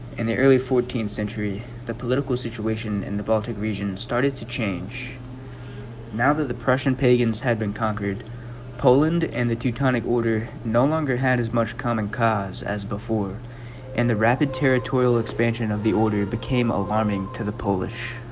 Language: English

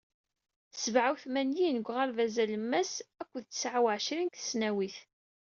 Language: Kabyle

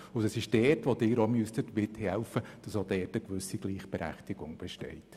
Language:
Swiss German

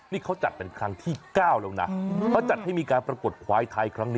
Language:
Thai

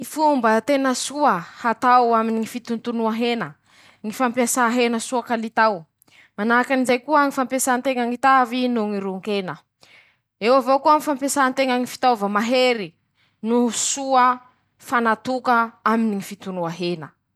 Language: Masikoro Malagasy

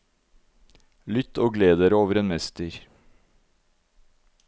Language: Norwegian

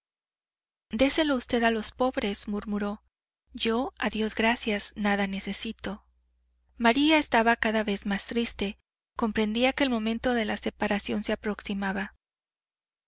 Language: Spanish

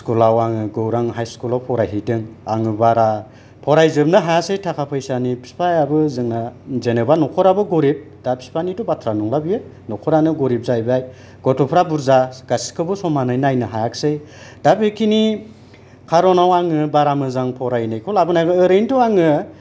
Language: Bodo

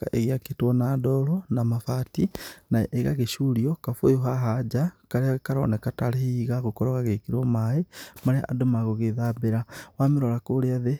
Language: Kikuyu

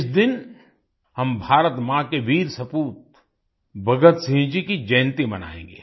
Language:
Hindi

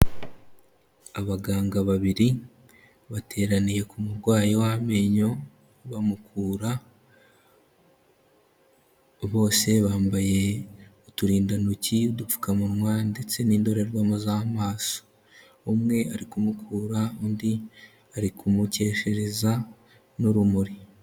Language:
Kinyarwanda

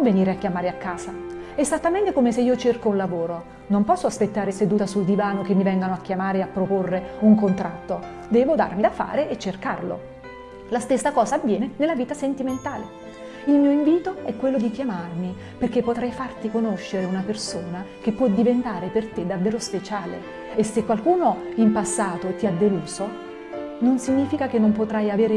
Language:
Italian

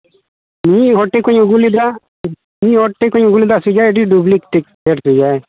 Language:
Santali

